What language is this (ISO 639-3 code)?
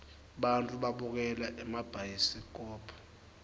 ssw